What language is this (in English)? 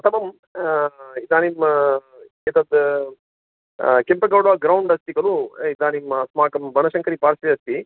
Sanskrit